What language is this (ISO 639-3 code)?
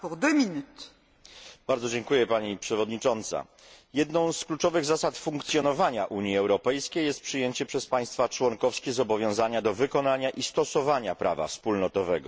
pol